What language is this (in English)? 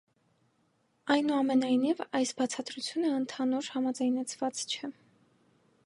Armenian